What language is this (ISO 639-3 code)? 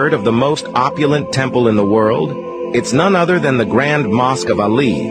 fas